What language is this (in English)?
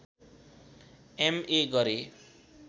Nepali